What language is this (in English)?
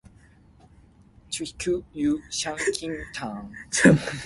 Min Nan Chinese